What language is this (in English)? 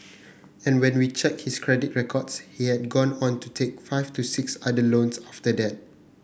English